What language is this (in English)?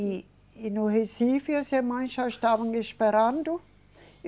Portuguese